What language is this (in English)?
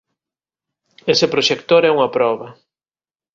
Galician